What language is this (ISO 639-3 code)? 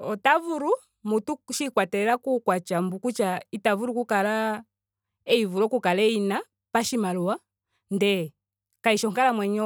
ndo